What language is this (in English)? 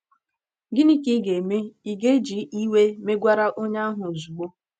Igbo